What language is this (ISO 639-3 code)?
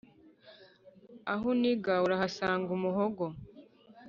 kin